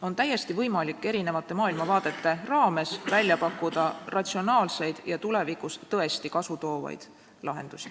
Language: Estonian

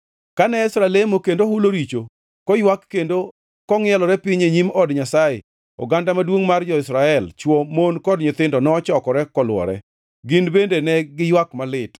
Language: Luo (Kenya and Tanzania)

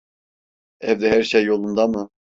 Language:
Turkish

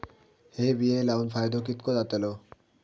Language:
Marathi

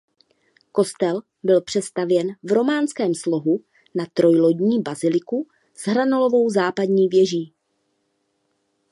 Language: Czech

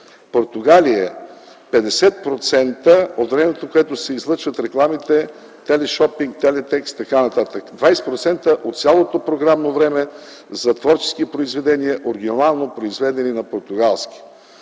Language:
Bulgarian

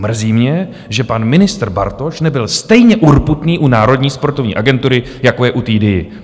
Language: Czech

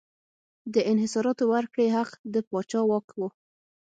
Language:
Pashto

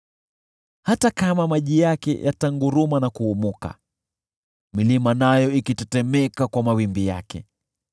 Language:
Swahili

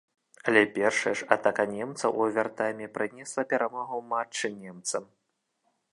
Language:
Belarusian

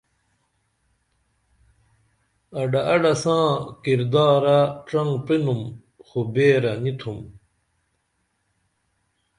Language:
Dameli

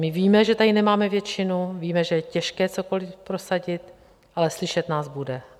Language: Czech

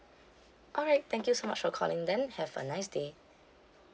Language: English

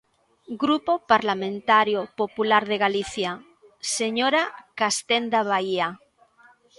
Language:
Galician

